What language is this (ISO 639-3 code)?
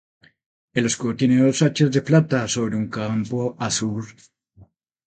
spa